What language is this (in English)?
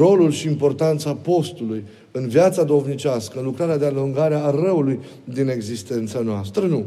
Romanian